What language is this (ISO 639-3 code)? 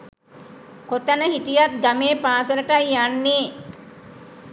sin